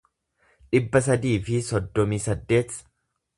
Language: Oromo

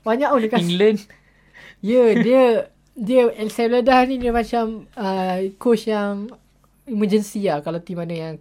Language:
Malay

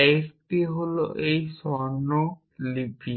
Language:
Bangla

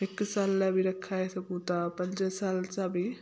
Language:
Sindhi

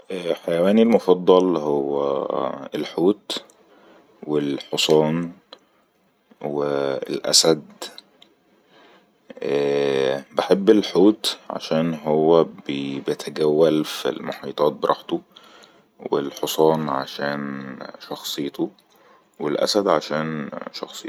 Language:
Egyptian Arabic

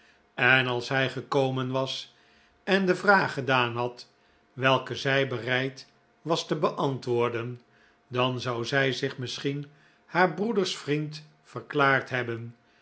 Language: Dutch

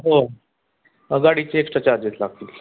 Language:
Marathi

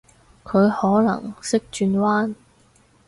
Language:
Cantonese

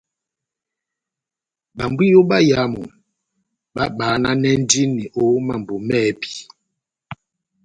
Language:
Batanga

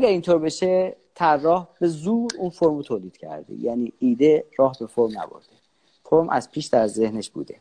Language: Persian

